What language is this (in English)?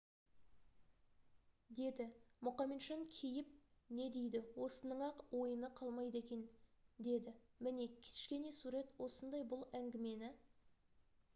Kazakh